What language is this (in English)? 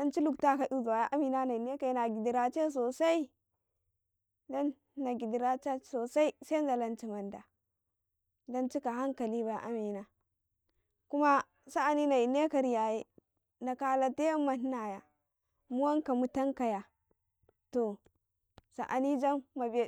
Karekare